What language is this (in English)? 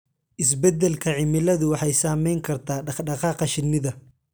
Somali